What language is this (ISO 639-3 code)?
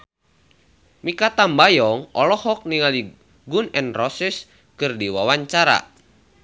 sun